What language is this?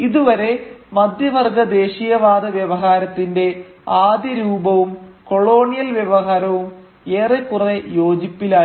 Malayalam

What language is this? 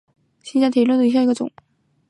Chinese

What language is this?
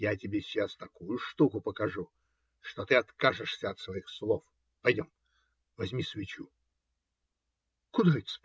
Russian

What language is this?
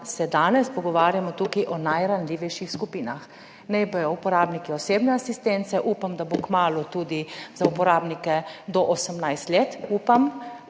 Slovenian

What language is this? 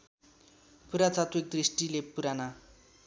Nepali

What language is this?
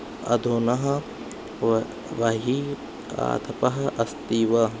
Sanskrit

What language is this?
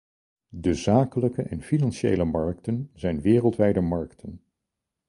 Dutch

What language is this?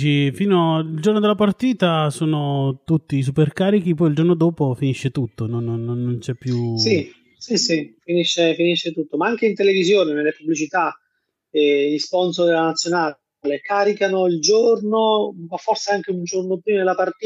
Italian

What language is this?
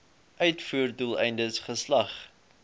Afrikaans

